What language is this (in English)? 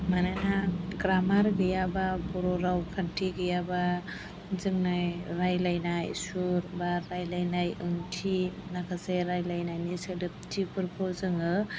Bodo